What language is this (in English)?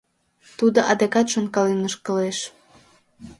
Mari